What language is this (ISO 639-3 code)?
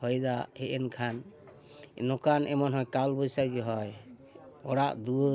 sat